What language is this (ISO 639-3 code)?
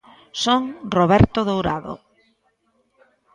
glg